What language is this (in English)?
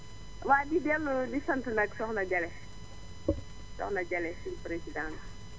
Wolof